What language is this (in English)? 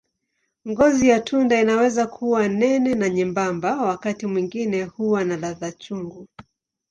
Swahili